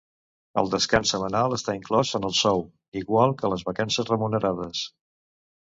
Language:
Catalan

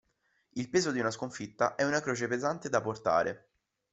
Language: Italian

